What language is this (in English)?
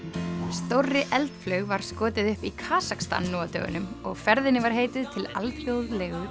Icelandic